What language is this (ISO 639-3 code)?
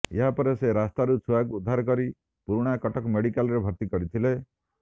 ori